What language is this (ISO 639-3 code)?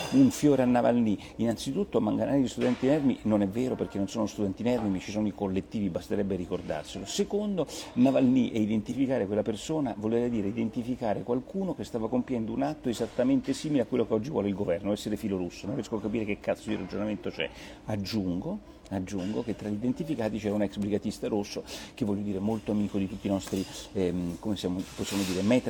ita